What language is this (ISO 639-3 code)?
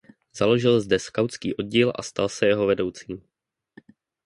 ces